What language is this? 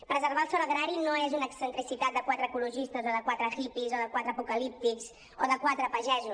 Catalan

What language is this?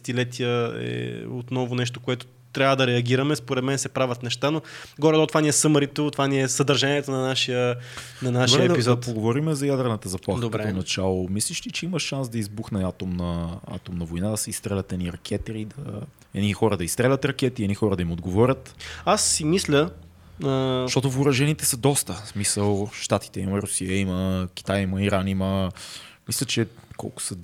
Bulgarian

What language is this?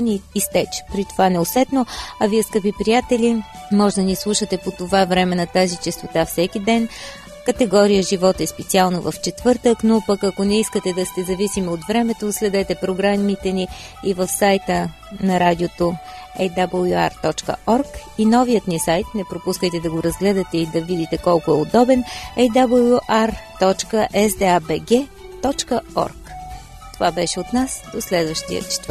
Bulgarian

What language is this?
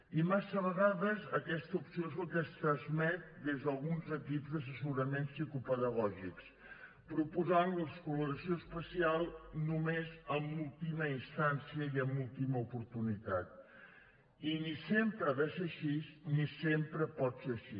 Catalan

